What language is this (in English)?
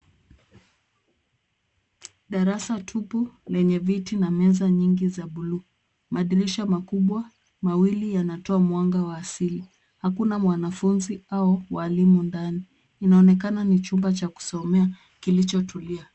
Swahili